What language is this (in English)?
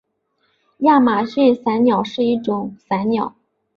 Chinese